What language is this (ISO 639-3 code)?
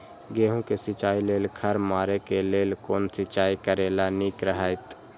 mai